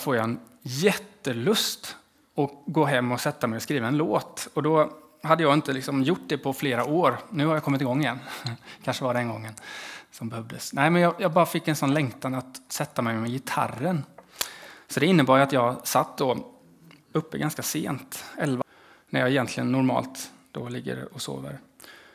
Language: Swedish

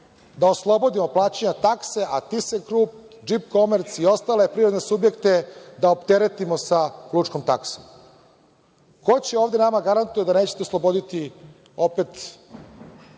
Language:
Serbian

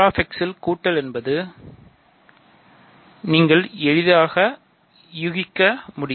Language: Tamil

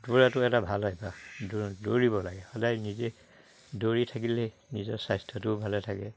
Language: Assamese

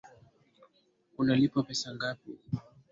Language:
Swahili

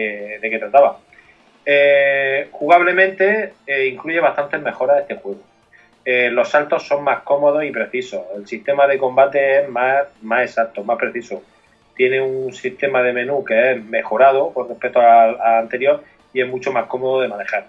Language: Spanish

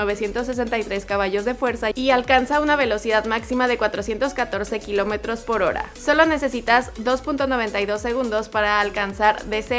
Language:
Spanish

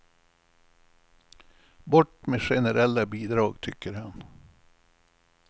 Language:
Swedish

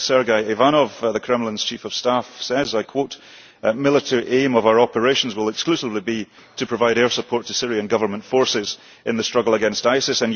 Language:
English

